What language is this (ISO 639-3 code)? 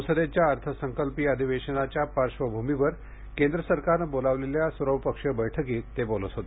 mar